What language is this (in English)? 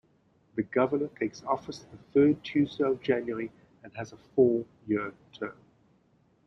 English